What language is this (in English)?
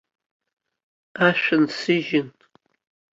Abkhazian